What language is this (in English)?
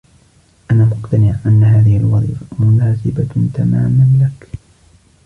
Arabic